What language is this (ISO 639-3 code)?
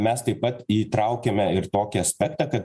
lit